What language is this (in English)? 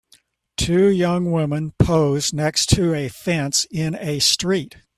English